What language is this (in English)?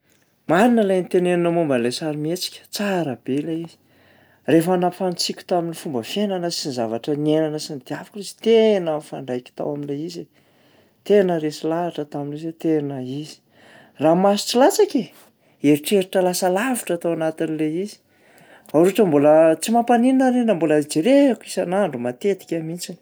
Malagasy